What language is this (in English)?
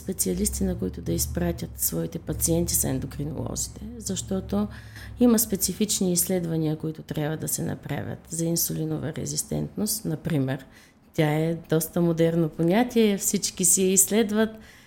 Bulgarian